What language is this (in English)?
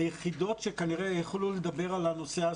Hebrew